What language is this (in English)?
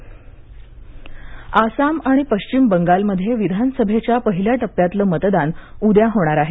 Marathi